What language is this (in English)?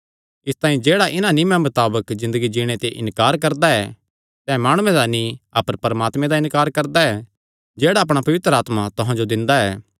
Kangri